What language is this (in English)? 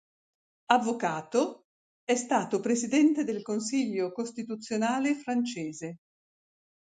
Italian